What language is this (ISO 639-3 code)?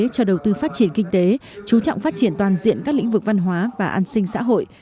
vie